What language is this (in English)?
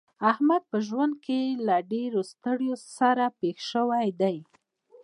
Pashto